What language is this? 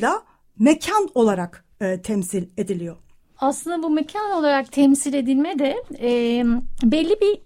Turkish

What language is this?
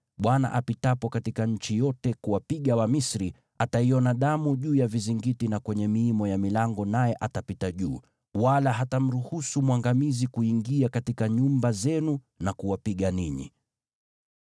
Swahili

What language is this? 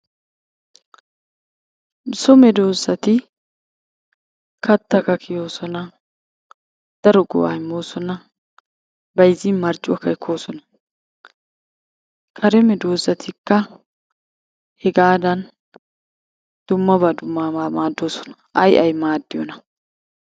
Wolaytta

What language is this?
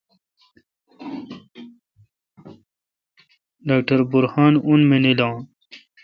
Kalkoti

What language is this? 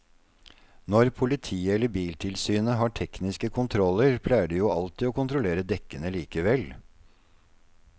Norwegian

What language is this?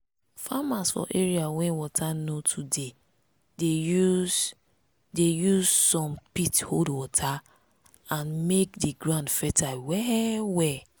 Nigerian Pidgin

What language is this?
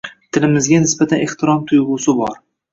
Uzbek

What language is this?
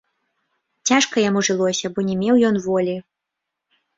Belarusian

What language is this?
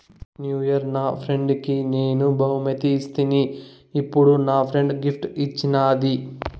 Telugu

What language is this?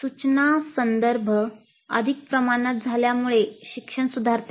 Marathi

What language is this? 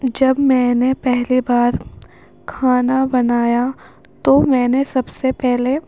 Urdu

